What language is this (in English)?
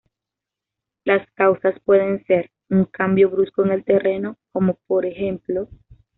Spanish